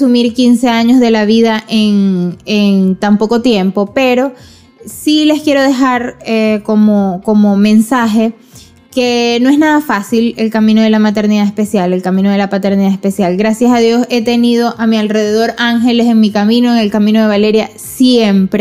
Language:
Spanish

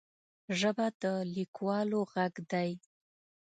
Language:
Pashto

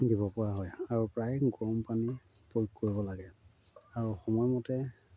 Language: Assamese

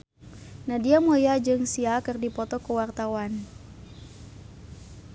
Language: Sundanese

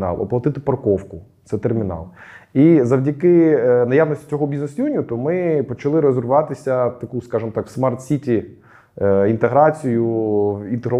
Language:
Ukrainian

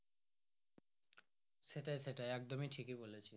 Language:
Bangla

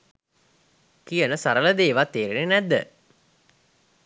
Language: Sinhala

